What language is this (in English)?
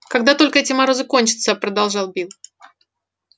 Russian